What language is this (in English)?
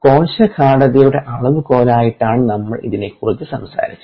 Malayalam